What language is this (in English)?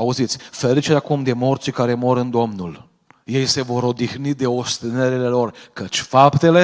Romanian